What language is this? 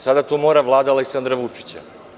Serbian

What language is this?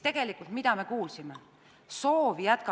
Estonian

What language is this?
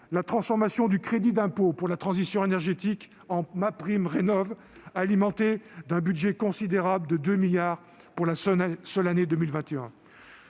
French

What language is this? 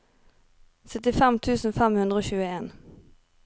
Norwegian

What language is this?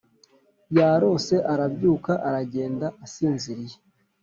Kinyarwanda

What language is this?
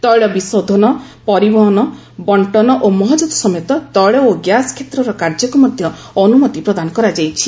Odia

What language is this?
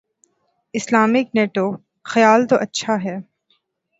Urdu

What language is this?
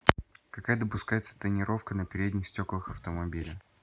Russian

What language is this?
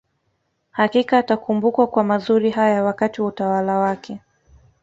Swahili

